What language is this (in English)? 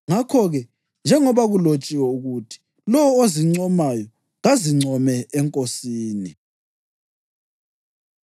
North Ndebele